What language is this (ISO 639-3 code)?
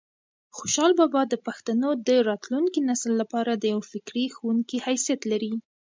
pus